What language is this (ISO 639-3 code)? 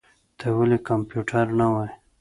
pus